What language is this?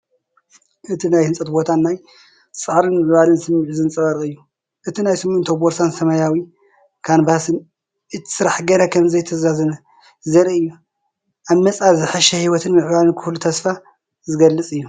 Tigrinya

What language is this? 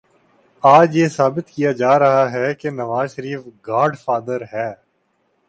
Urdu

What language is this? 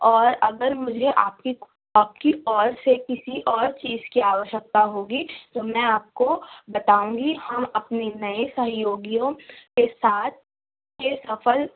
Urdu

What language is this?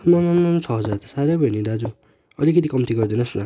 Nepali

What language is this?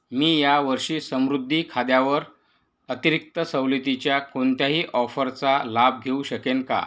Marathi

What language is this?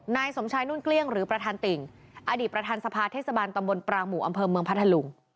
Thai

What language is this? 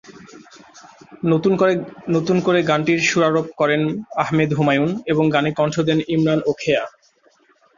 Bangla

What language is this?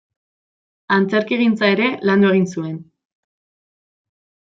Basque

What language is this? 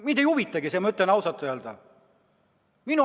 Estonian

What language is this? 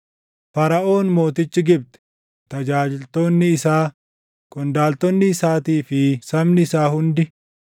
Oromo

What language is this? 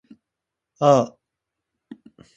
Japanese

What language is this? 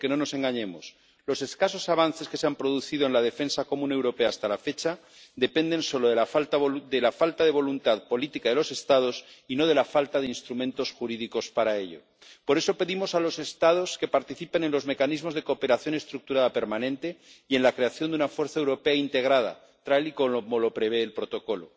Spanish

